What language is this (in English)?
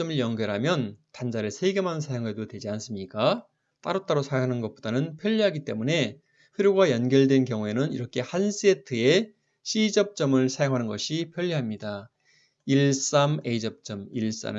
Korean